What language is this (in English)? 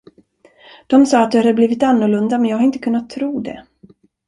Swedish